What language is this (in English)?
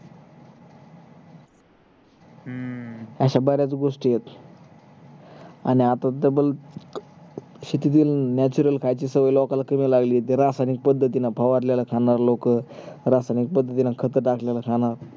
Marathi